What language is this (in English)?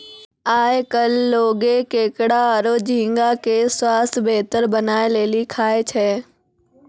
Maithili